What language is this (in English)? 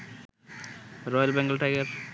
Bangla